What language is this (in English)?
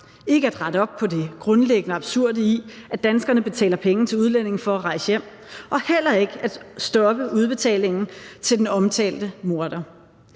Danish